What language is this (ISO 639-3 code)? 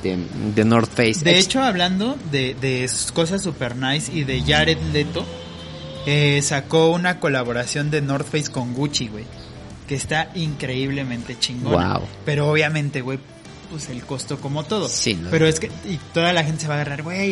spa